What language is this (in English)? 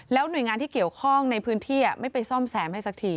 Thai